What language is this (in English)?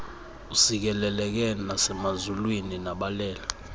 Xhosa